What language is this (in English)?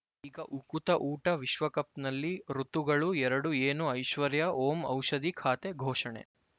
Kannada